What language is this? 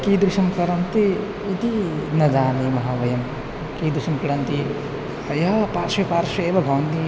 Sanskrit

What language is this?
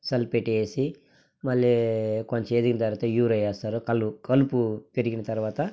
Telugu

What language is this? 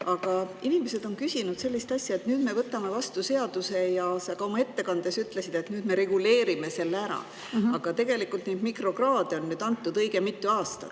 Estonian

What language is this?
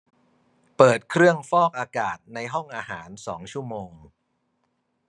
Thai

